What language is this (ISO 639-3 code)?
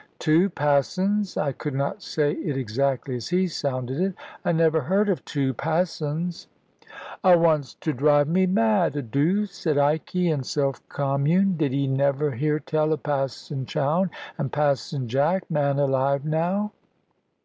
eng